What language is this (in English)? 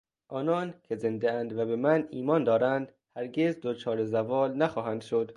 Persian